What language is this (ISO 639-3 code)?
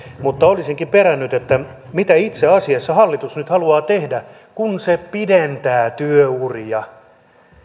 fin